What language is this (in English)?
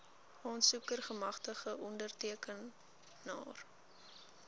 Afrikaans